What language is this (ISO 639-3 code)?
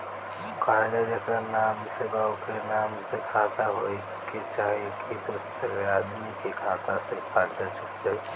bho